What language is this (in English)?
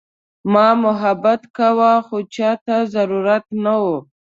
Pashto